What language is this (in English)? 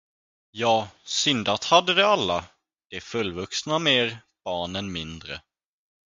Swedish